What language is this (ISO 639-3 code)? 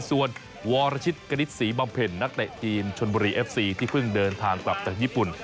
tha